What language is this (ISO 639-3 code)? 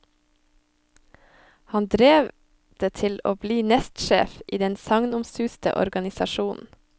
nor